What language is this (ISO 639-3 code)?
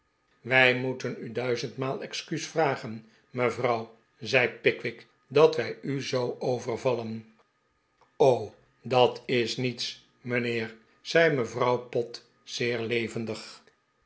nld